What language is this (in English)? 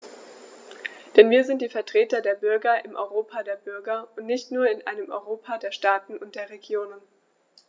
German